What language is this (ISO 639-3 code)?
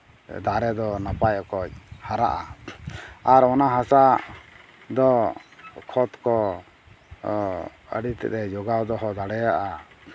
sat